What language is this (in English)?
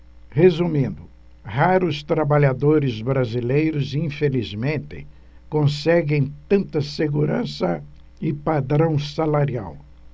Portuguese